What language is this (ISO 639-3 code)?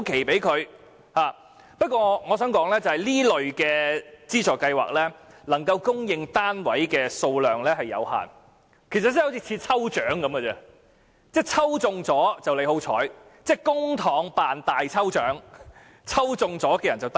yue